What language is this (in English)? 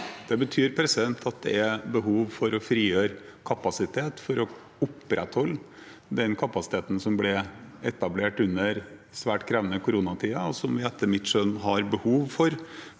Norwegian